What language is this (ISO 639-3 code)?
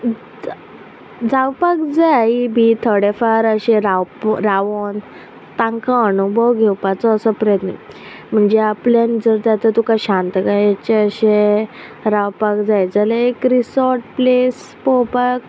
kok